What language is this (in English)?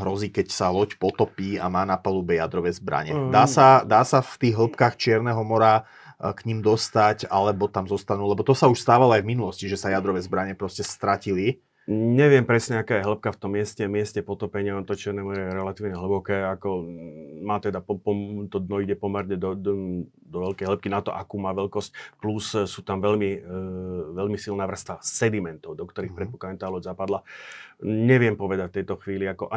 Slovak